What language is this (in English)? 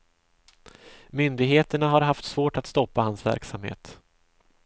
Swedish